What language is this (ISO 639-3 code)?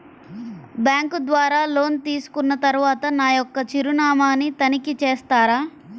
tel